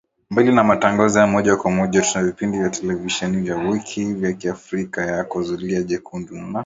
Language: Swahili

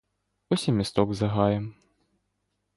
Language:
Ukrainian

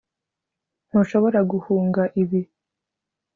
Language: Kinyarwanda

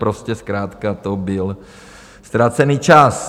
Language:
Czech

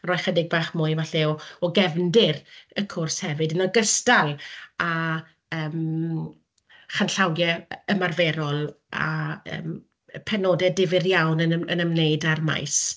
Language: Welsh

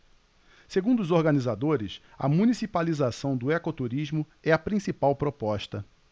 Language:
Portuguese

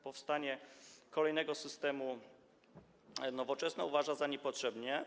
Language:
Polish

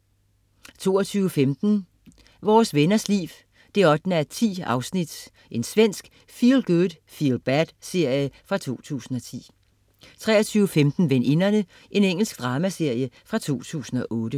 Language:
Danish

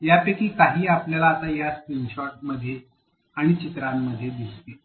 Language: Marathi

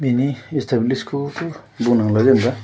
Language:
Bodo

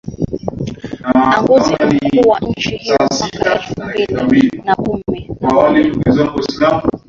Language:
Swahili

